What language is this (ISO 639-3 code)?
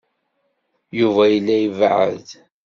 kab